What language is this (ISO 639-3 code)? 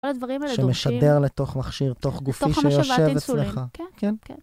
heb